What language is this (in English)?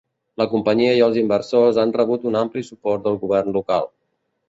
Catalan